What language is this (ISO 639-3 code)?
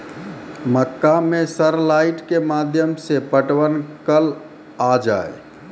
mai